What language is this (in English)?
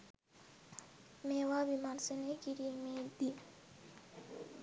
Sinhala